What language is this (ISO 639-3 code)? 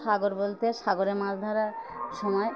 ben